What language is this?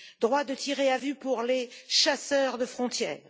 French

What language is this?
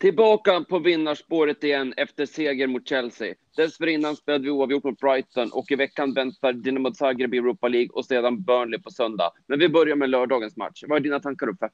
Swedish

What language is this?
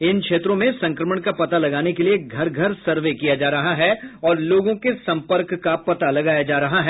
Hindi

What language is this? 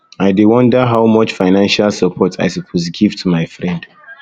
Nigerian Pidgin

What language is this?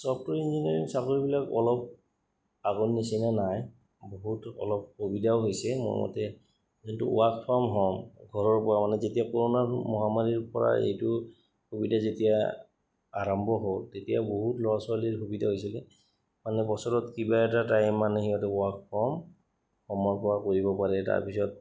Assamese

